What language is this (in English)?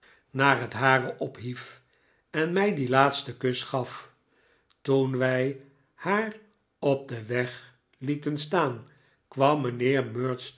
Dutch